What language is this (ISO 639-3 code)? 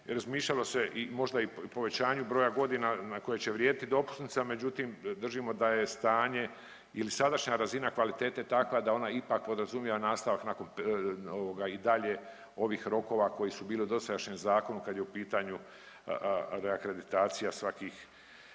hrv